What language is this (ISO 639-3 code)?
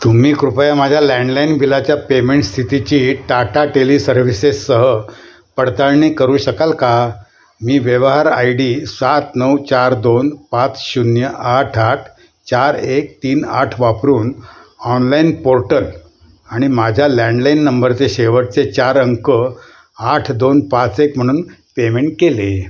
mar